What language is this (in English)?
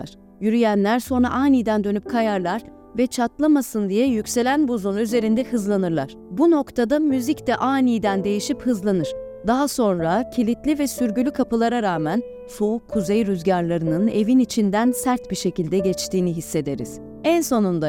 Turkish